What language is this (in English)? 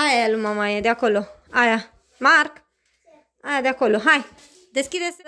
Romanian